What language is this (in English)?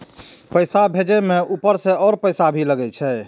Maithili